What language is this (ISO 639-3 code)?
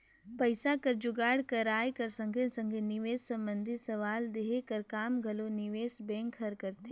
hne